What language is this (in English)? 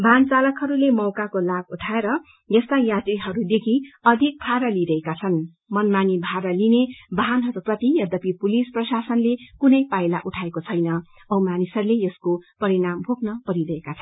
Nepali